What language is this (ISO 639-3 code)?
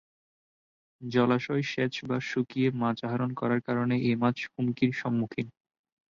ben